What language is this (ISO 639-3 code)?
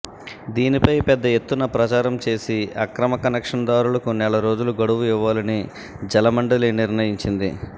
tel